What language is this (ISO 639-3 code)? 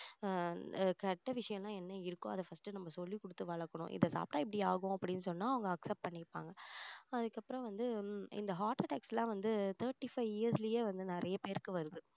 tam